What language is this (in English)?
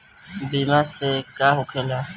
Bhojpuri